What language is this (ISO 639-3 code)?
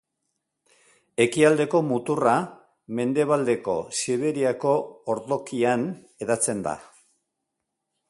eus